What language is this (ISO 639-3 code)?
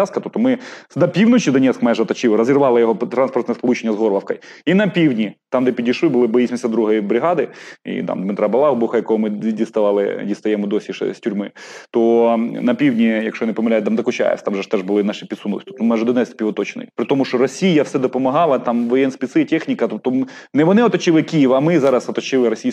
ukr